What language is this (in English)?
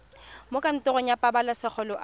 Tswana